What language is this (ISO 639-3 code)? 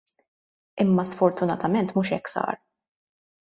mlt